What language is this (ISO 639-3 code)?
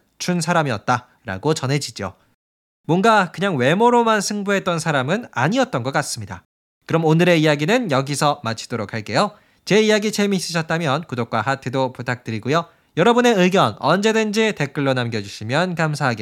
kor